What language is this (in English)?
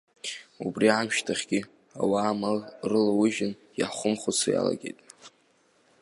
Abkhazian